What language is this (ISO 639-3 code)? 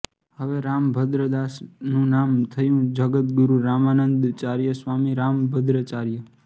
guj